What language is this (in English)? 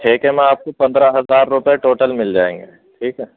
Urdu